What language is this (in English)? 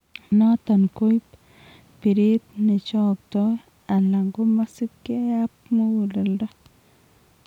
Kalenjin